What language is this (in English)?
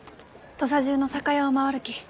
Japanese